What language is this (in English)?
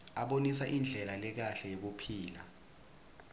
Swati